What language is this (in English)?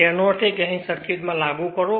Gujarati